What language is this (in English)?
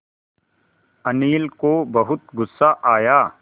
Hindi